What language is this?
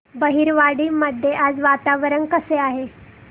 Marathi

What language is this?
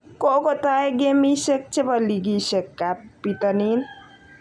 Kalenjin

